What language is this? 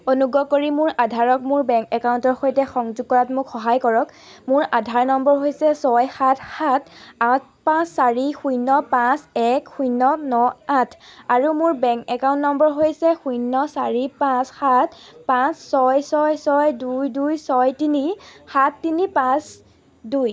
Assamese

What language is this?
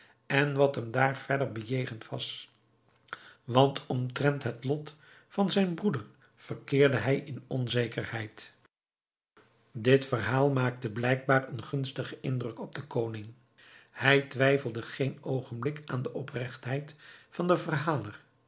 Dutch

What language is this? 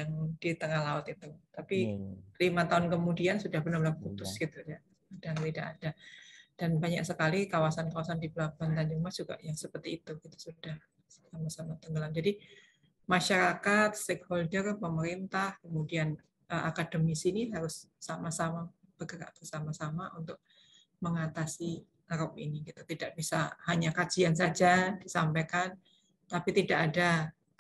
Indonesian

